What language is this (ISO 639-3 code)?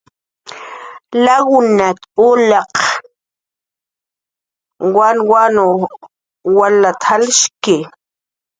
jqr